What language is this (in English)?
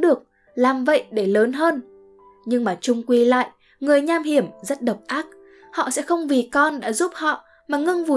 Vietnamese